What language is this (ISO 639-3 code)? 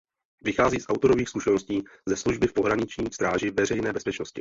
ces